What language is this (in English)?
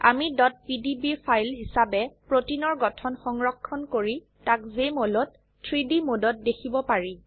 Assamese